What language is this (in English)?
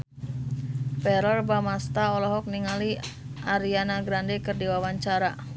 Sundanese